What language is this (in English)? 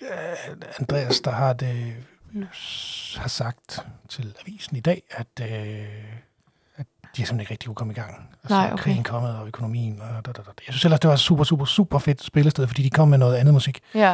Danish